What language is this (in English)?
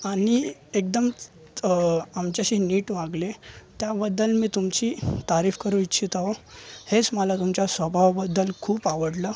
Marathi